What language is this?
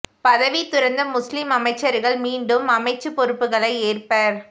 Tamil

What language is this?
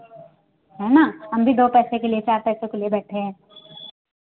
Hindi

